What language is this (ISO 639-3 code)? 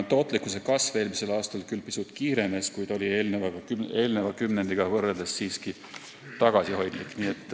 est